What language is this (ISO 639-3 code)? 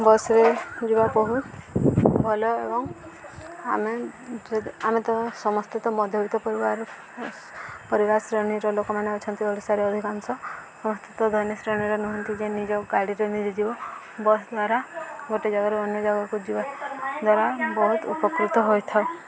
ori